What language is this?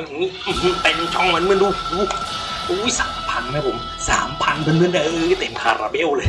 Thai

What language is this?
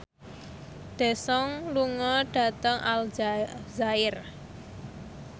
Javanese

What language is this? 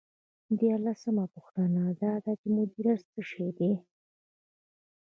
Pashto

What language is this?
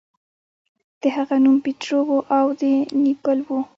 Pashto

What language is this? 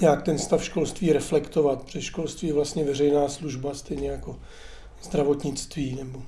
Czech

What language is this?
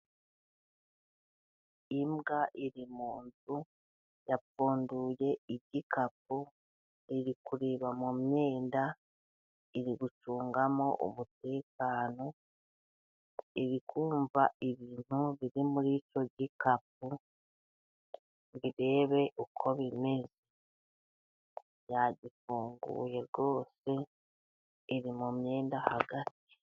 Kinyarwanda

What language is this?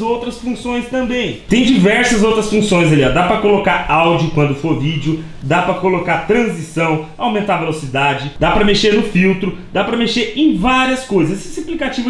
Portuguese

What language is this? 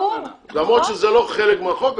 Hebrew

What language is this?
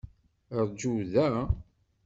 Kabyle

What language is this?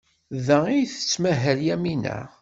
Kabyle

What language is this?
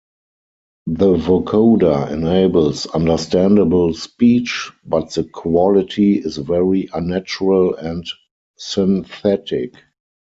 English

